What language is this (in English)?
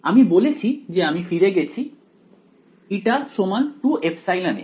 Bangla